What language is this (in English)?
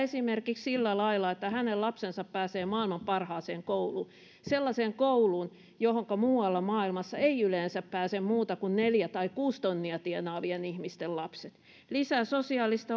Finnish